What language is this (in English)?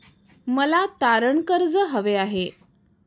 Marathi